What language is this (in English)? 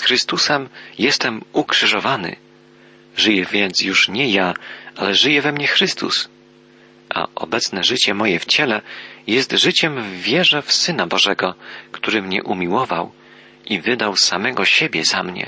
Polish